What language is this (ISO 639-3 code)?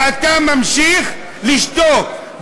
heb